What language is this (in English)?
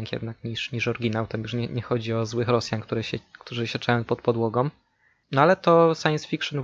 Polish